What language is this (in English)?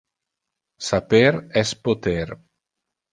Interlingua